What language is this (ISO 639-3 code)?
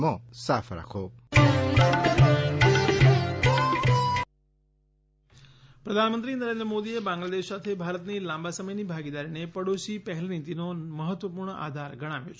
guj